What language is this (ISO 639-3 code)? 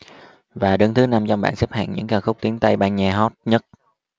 vie